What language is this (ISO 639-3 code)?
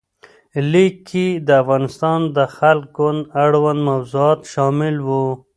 pus